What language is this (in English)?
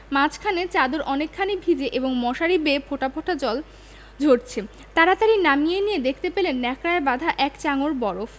Bangla